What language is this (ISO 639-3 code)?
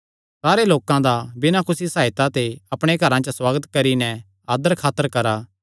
xnr